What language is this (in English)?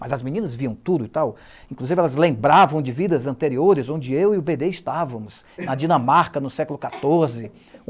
Portuguese